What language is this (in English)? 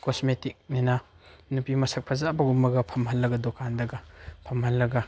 Manipuri